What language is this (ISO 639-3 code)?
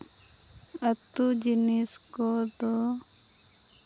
sat